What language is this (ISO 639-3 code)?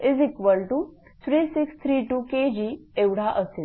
mar